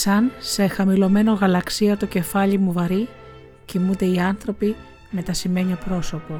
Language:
Greek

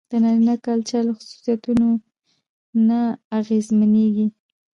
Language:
Pashto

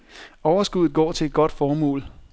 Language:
Danish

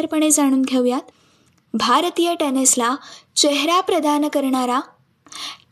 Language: Marathi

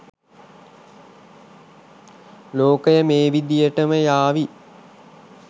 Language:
Sinhala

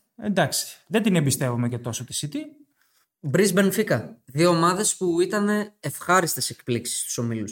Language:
Greek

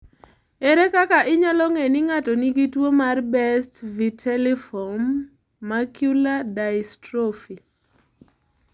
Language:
Luo (Kenya and Tanzania)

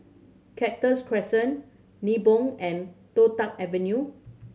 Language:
English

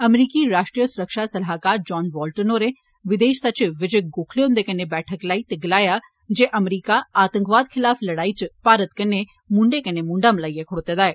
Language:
Dogri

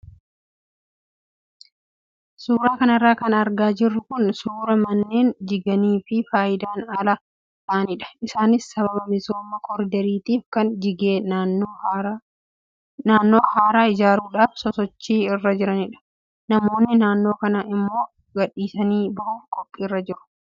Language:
Oromo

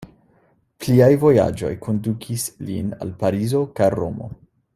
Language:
Esperanto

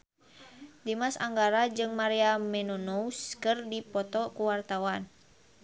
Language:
Sundanese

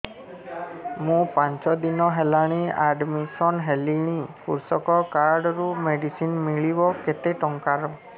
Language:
Odia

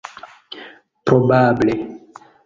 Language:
Esperanto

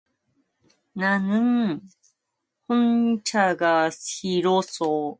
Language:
Korean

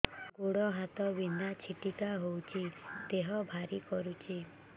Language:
Odia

